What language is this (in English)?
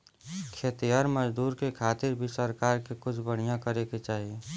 Bhojpuri